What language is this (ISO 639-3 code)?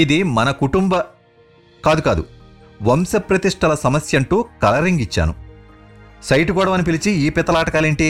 tel